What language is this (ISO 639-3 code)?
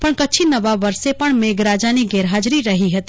guj